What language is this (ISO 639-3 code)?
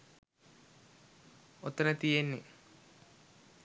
sin